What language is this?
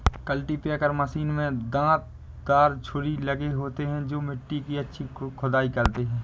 Hindi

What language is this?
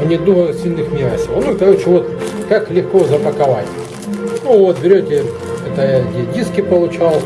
Russian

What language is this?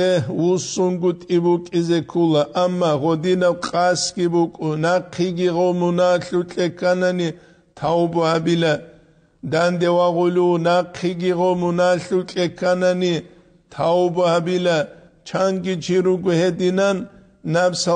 Arabic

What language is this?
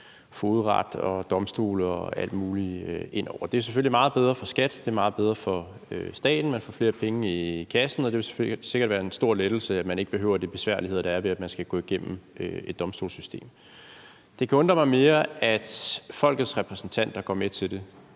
Danish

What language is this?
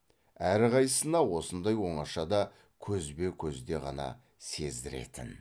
Kazakh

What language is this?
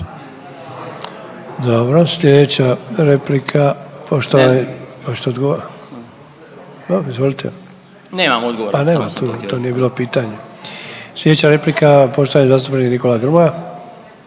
Croatian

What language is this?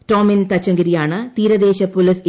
Malayalam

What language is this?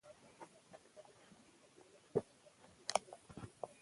Pashto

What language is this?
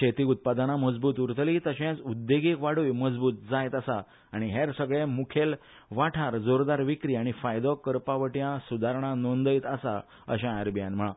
Konkani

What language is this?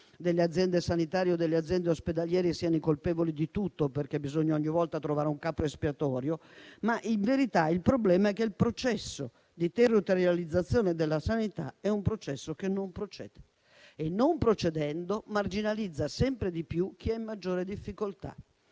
Italian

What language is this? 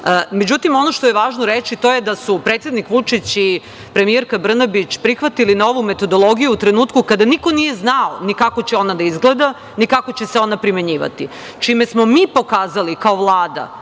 Serbian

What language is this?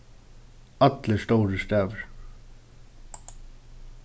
Faroese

